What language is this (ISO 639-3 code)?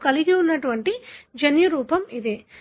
tel